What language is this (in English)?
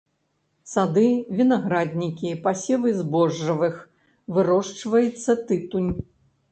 Belarusian